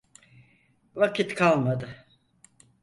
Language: Turkish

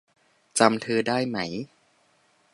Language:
Thai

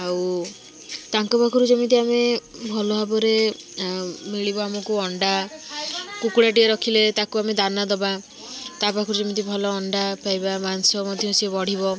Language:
Odia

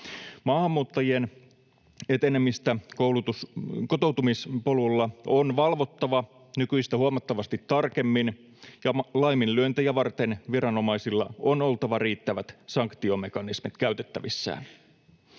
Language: Finnish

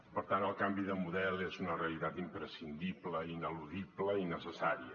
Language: Catalan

